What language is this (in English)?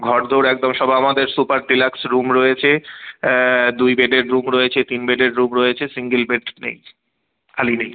Bangla